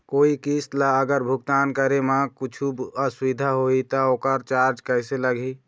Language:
Chhattisgarhi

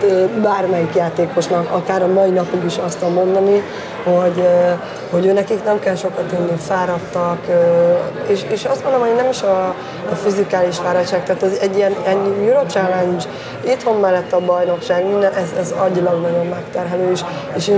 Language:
Hungarian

